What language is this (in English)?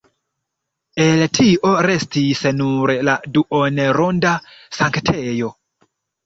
Esperanto